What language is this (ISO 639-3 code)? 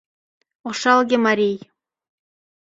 chm